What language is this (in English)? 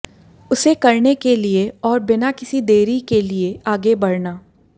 Hindi